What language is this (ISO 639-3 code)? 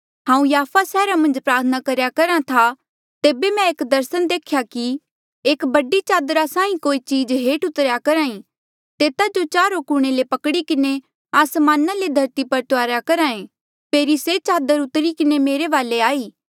mjl